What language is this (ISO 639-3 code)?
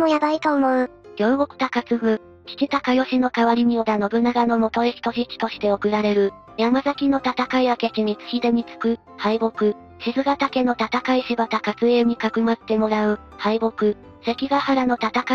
jpn